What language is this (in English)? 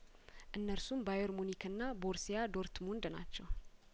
Amharic